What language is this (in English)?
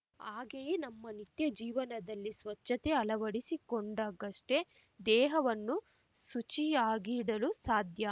Kannada